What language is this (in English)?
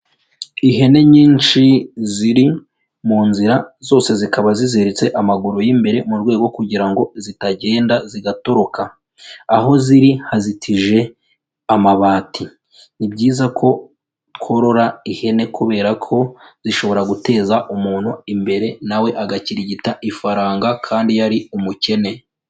Kinyarwanda